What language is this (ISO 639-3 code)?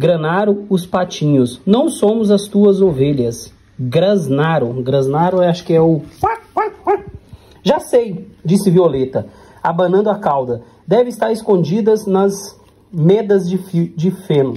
por